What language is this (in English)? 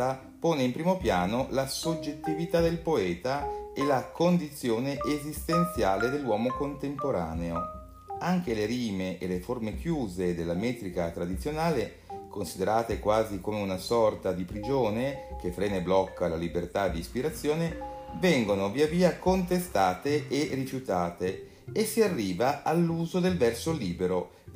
Italian